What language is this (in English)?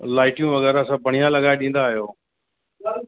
Sindhi